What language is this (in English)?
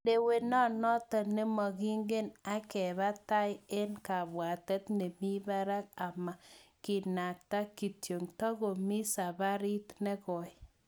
Kalenjin